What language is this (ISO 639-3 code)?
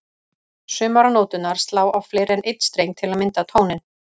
isl